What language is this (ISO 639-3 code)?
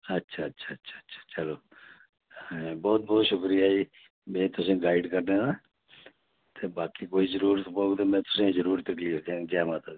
doi